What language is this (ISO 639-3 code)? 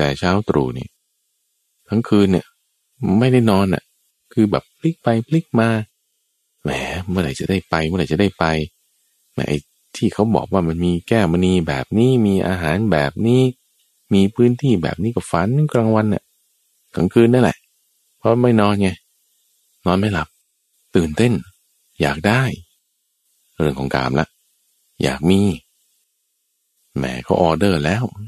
tha